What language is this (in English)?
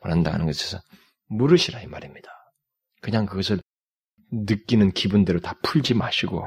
Korean